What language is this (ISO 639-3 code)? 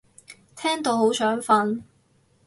yue